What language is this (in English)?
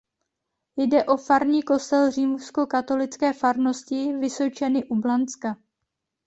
Czech